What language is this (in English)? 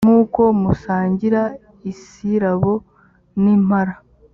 Kinyarwanda